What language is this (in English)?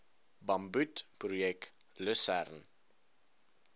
Afrikaans